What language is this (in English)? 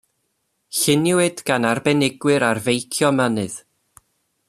Welsh